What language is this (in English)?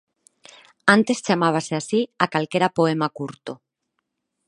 Galician